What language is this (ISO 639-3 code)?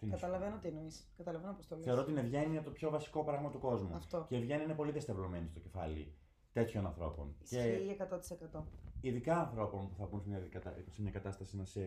ell